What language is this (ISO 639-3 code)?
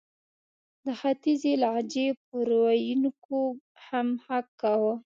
pus